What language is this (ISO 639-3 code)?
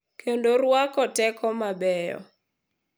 luo